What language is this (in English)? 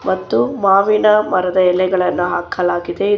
Kannada